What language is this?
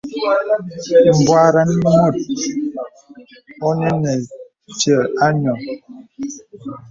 Bebele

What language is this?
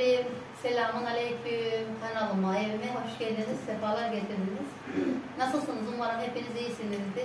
Turkish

